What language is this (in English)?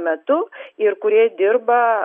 Lithuanian